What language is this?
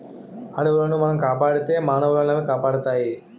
Telugu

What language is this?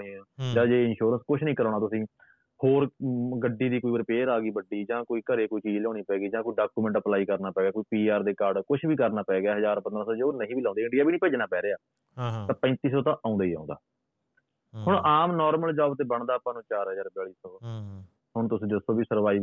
Punjabi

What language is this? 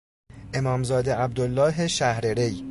Persian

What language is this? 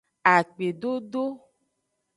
Aja (Benin)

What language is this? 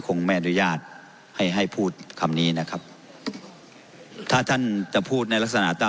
Thai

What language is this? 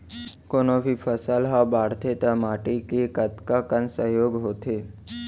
Chhattisgarhi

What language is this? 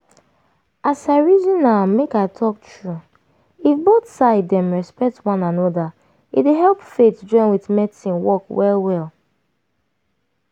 Nigerian Pidgin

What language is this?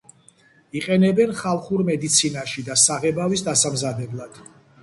Georgian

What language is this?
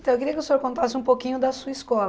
Portuguese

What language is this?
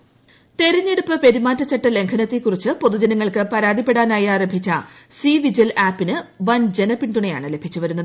Malayalam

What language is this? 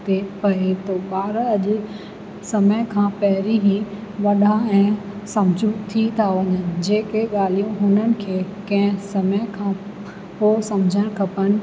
Sindhi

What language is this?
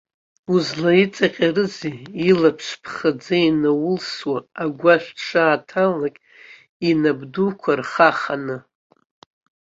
Abkhazian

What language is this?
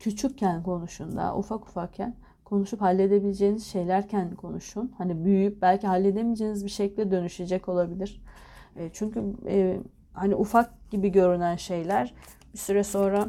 Turkish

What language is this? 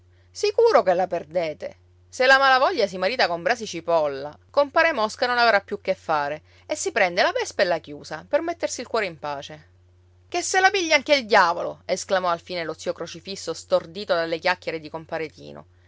Italian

